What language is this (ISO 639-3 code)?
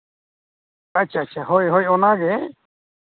sat